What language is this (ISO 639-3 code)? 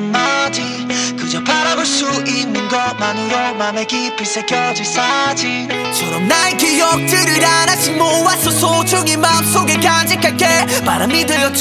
fin